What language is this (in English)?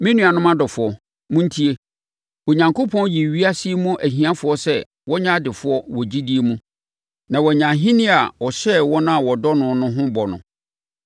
Akan